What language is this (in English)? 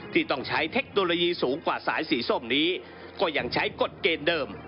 Thai